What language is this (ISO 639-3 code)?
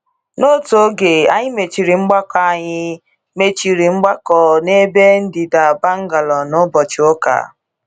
ibo